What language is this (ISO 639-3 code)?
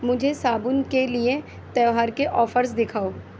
urd